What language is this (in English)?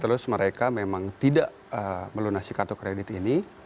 Indonesian